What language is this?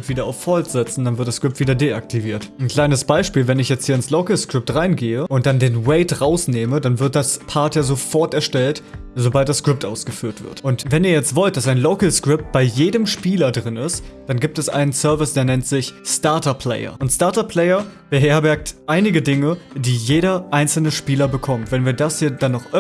German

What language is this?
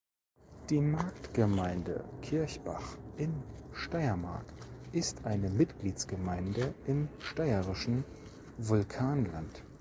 German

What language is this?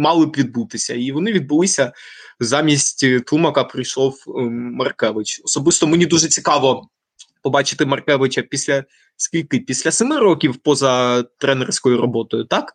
Ukrainian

